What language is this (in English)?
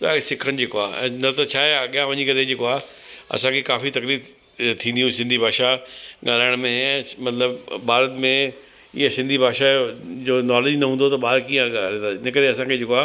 Sindhi